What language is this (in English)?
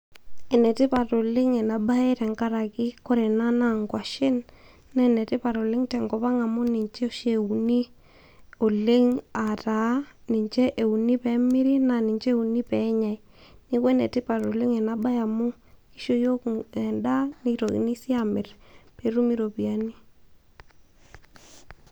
Masai